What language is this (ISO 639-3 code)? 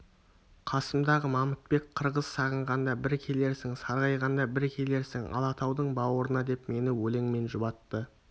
kaz